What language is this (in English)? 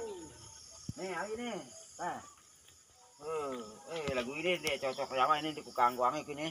Thai